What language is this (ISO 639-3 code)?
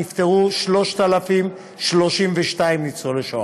heb